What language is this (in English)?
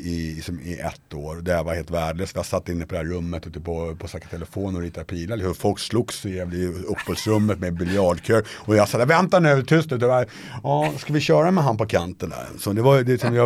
Swedish